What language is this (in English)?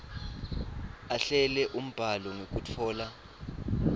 Swati